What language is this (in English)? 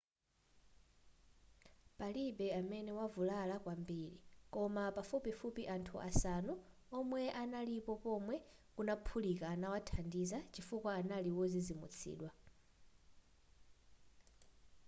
Nyanja